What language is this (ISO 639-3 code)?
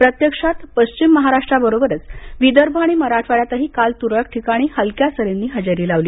mar